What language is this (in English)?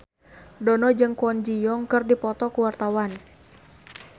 Sundanese